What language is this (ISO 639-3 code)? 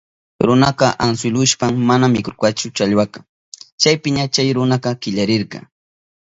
qup